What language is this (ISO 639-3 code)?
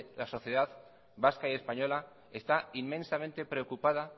spa